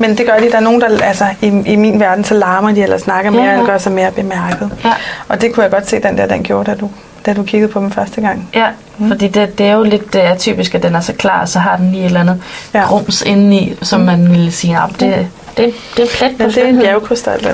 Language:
Danish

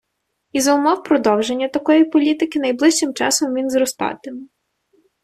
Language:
Ukrainian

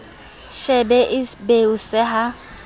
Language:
Southern Sotho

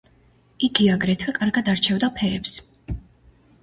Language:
Georgian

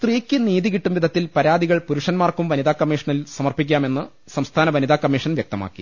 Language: Malayalam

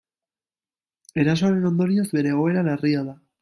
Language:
Basque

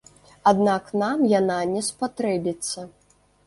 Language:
Belarusian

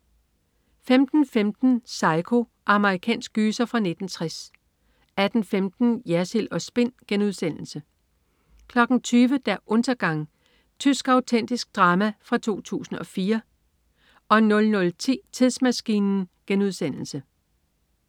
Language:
Danish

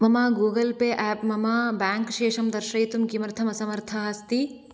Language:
Sanskrit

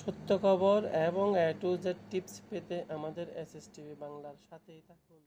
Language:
Hindi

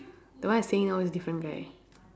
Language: English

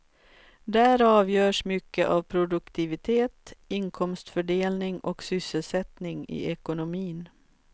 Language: Swedish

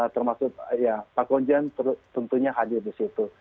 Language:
Indonesian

